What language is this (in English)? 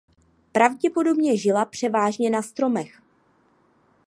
Czech